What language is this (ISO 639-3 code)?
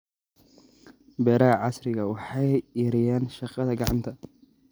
som